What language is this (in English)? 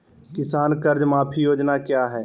Magahi